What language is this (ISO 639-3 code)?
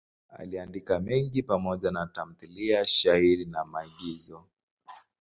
swa